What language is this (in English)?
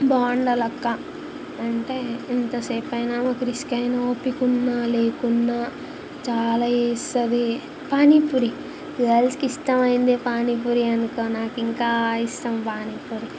Telugu